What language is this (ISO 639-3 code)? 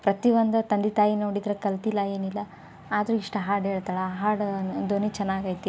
kan